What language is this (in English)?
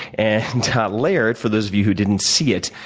English